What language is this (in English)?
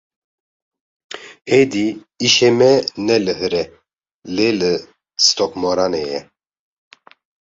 Kurdish